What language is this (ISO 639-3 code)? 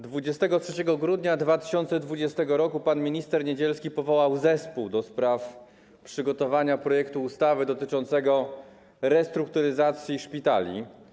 pol